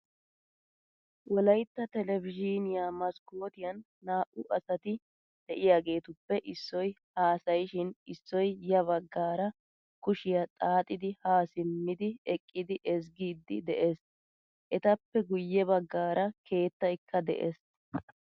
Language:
Wolaytta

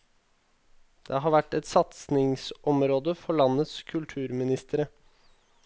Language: Norwegian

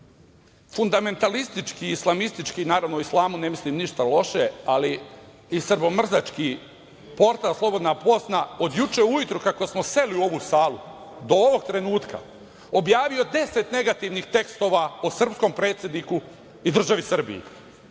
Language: Serbian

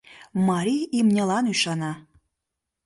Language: Mari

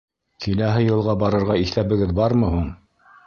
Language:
Bashkir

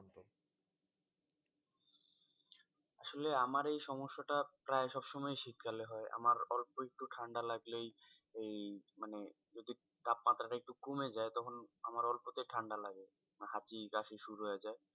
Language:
Bangla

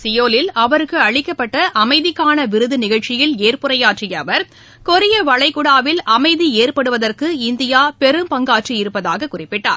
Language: Tamil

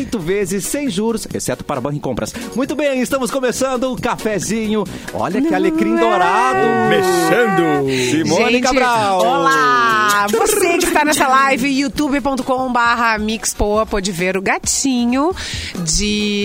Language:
Portuguese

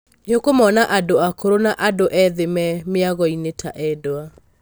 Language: Kikuyu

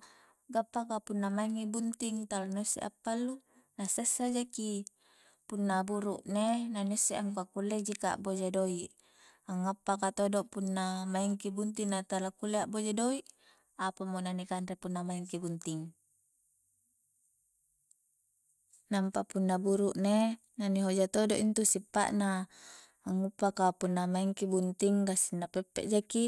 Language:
Coastal Konjo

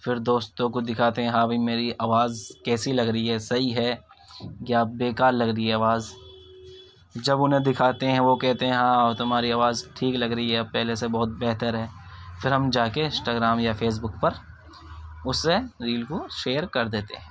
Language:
Urdu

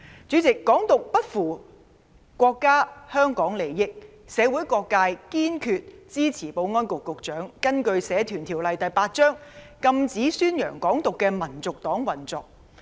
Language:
Cantonese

